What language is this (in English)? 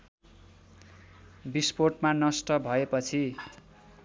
Nepali